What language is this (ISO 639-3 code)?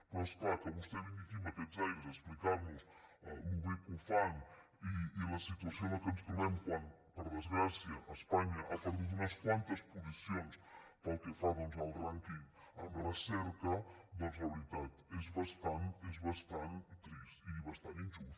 cat